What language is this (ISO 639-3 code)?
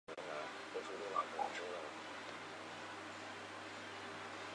zho